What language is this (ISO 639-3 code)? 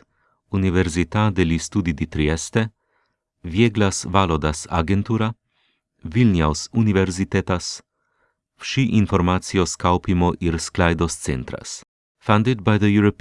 ita